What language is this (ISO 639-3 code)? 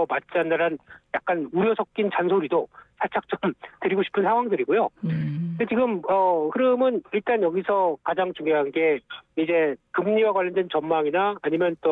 kor